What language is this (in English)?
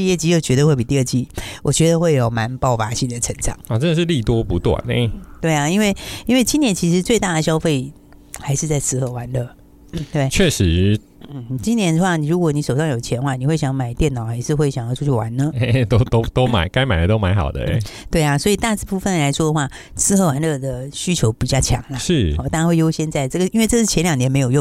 Chinese